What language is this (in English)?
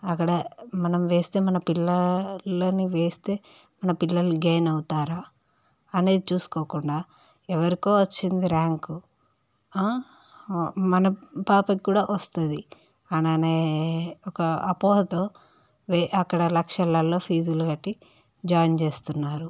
Telugu